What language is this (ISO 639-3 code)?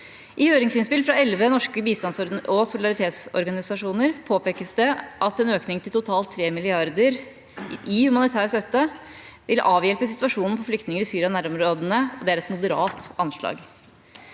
nor